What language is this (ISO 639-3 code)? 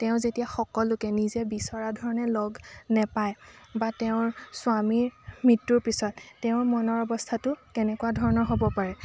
asm